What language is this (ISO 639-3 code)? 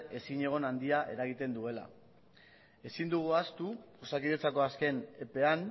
eus